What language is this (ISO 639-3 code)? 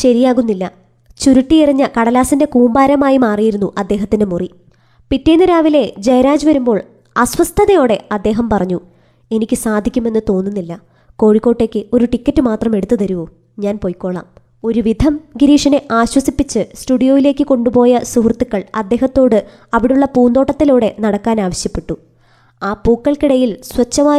mal